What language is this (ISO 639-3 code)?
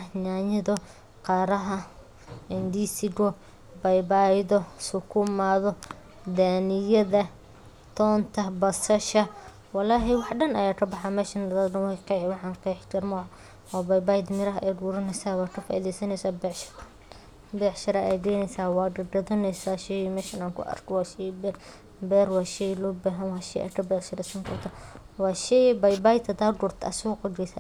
som